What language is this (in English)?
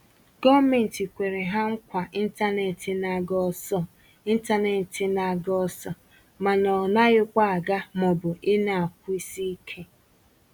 Igbo